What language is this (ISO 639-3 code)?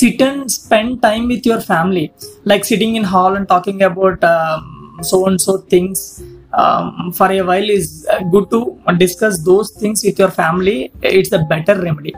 eng